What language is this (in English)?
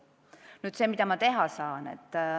Estonian